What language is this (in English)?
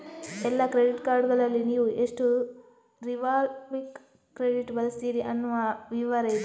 Kannada